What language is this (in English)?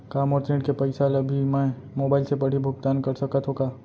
Chhattisgarhi